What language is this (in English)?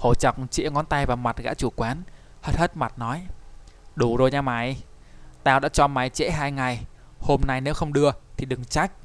Vietnamese